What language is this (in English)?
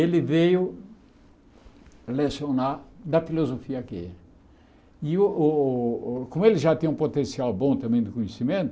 Portuguese